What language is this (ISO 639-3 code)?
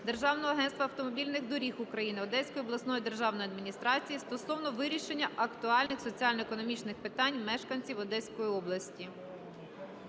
ukr